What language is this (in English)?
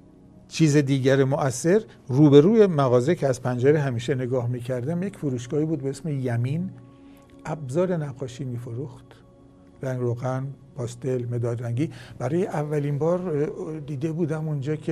Persian